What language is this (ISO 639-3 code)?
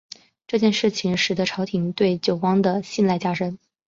zho